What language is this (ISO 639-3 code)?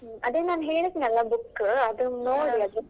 kan